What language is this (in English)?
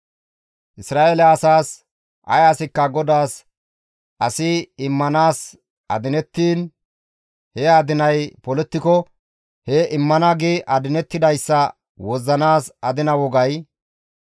Gamo